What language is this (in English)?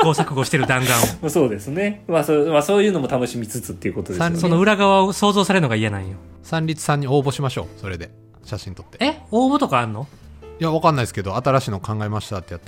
Japanese